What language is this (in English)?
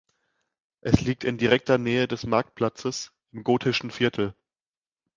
German